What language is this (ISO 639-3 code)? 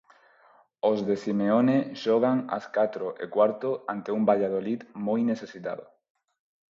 glg